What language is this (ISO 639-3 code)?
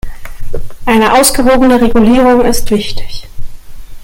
deu